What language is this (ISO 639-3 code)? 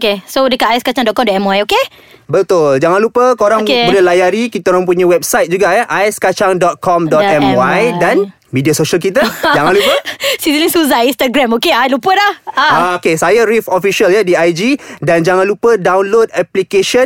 msa